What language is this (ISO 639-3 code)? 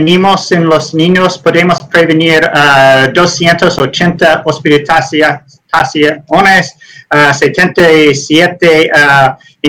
spa